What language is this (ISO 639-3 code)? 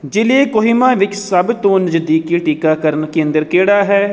pan